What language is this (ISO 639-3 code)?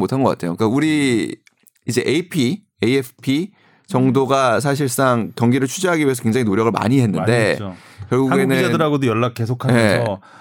kor